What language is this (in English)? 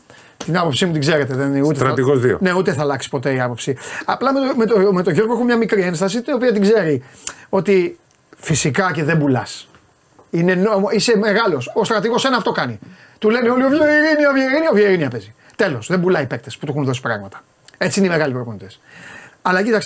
Greek